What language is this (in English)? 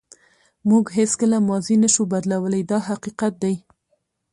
Pashto